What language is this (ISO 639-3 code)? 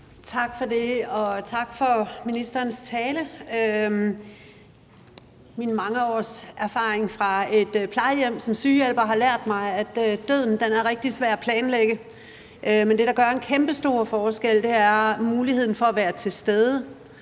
dan